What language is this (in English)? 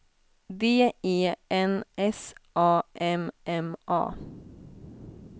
Swedish